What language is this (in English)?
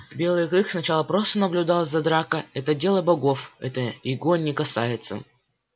Russian